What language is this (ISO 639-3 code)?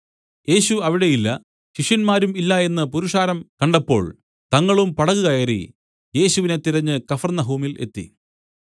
mal